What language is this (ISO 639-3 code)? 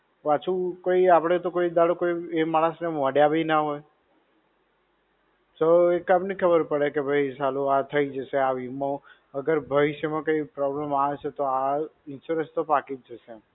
guj